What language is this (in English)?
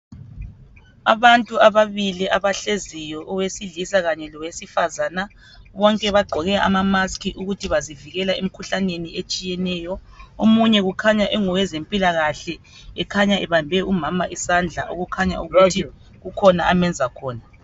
North Ndebele